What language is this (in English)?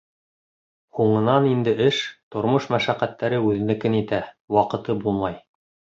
Bashkir